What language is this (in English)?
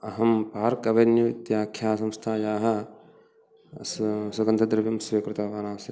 Sanskrit